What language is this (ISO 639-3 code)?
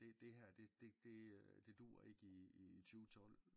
dan